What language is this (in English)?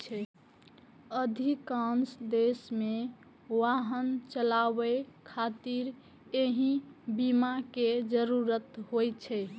Maithili